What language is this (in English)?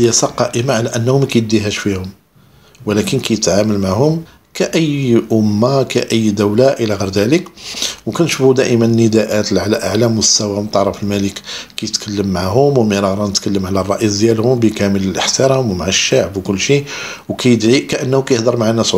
Arabic